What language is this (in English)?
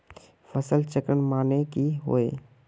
Magahi